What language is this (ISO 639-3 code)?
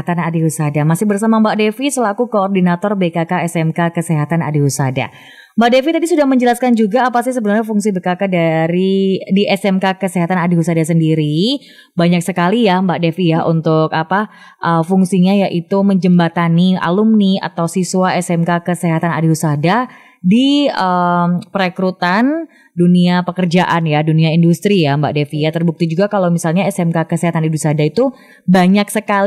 ind